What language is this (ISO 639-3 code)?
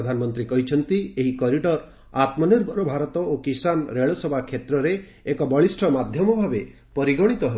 ori